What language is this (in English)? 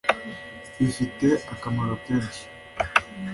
Kinyarwanda